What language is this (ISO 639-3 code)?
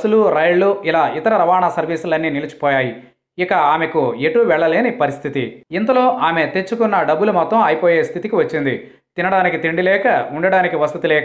nld